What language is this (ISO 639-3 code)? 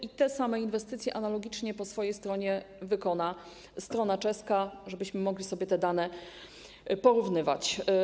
pol